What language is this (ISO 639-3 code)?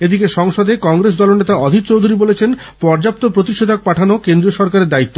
ben